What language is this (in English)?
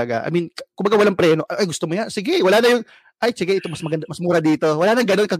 Filipino